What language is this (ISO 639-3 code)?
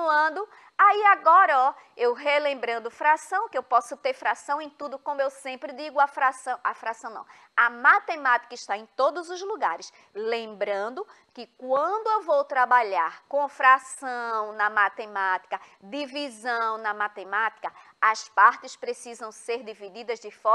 por